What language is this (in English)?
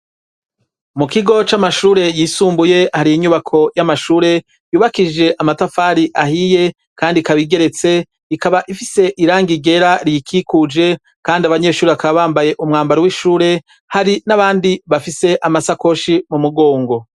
Rundi